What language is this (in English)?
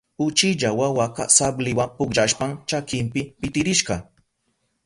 Southern Pastaza Quechua